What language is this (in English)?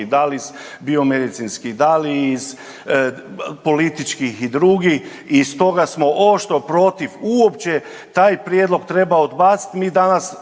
Croatian